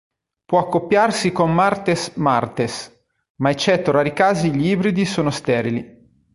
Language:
Italian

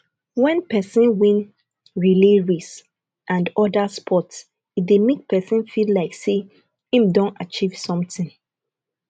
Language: Nigerian Pidgin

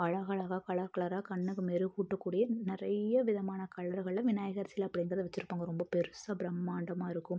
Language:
Tamil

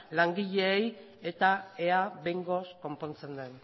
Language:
Basque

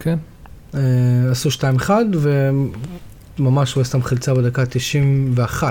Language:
Hebrew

